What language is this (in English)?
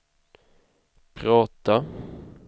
Swedish